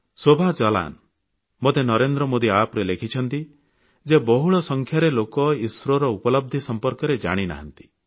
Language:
Odia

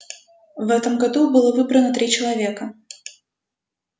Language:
Russian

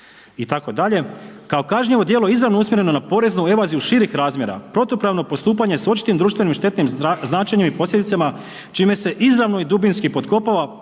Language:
Croatian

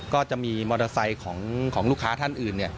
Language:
Thai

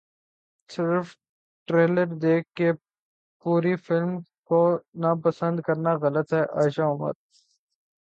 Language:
Urdu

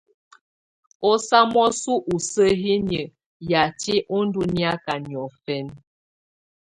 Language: Tunen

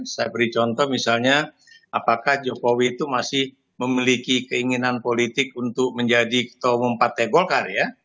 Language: Indonesian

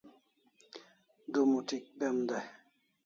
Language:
Kalasha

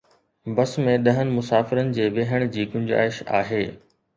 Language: Sindhi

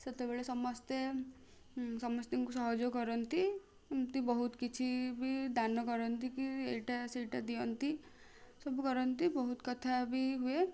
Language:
Odia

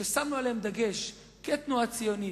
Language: Hebrew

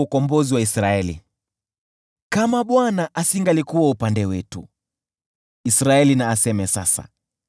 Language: Swahili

